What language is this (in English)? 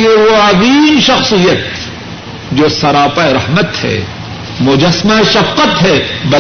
Urdu